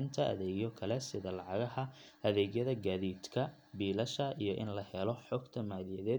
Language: Somali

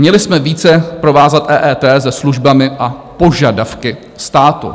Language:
Czech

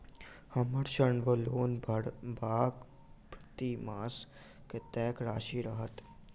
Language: Maithili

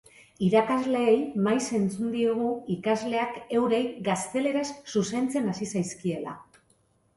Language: Basque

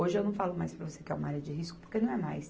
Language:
Portuguese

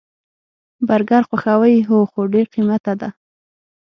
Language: Pashto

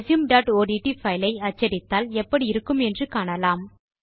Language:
Tamil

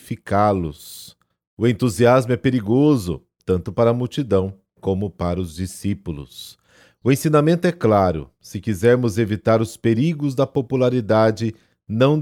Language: Portuguese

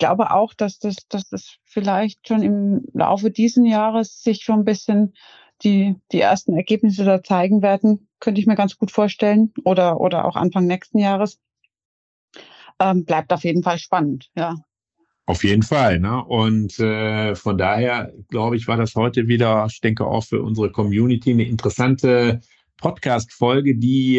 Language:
German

